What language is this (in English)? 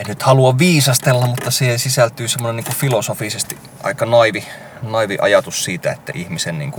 Finnish